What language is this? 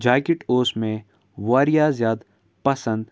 Kashmiri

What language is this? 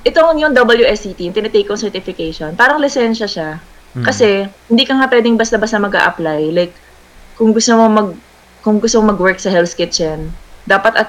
Filipino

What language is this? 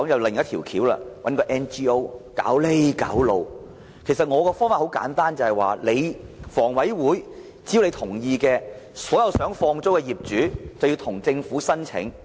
Cantonese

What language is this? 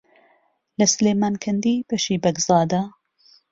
Central Kurdish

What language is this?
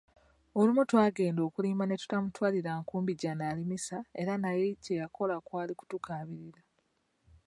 Ganda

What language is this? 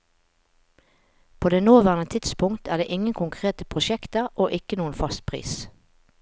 Norwegian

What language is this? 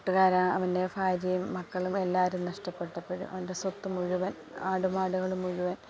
Malayalam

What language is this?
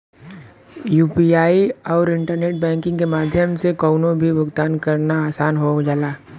Bhojpuri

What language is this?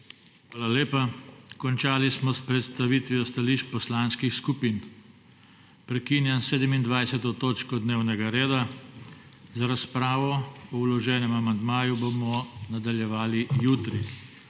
Slovenian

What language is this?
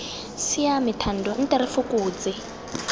Tswana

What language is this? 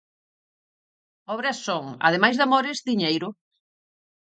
Galician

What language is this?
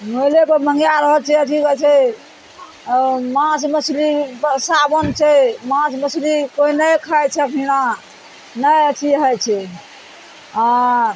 Maithili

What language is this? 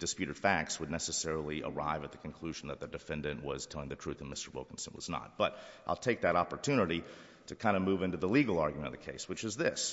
English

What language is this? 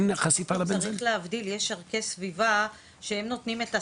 Hebrew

